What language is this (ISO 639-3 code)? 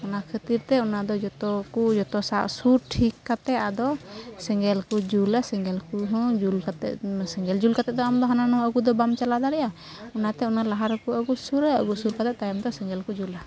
sat